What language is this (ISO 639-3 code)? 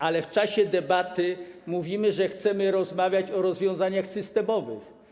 pol